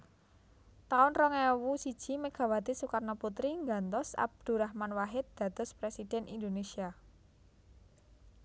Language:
Javanese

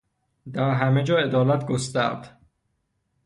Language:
Persian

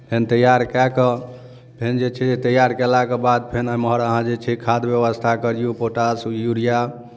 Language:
Maithili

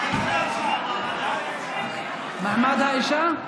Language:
Hebrew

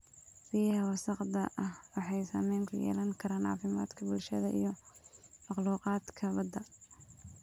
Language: Somali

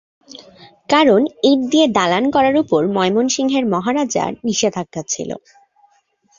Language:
Bangla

